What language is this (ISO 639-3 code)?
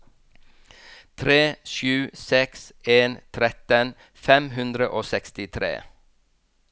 nor